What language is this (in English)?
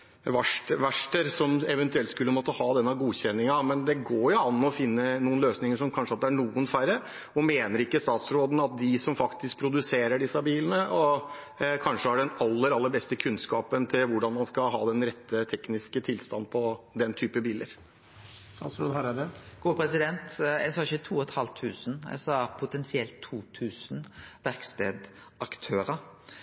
Norwegian